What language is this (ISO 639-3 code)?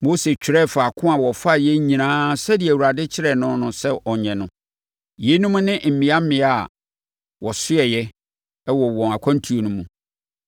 aka